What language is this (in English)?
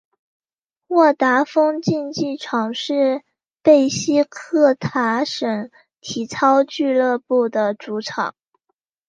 Chinese